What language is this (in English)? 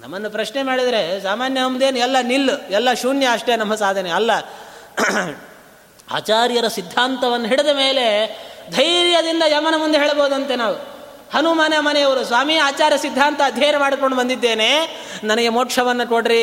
Kannada